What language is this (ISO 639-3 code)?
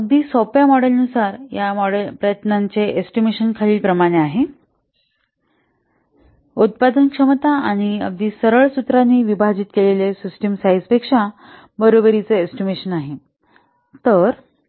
mar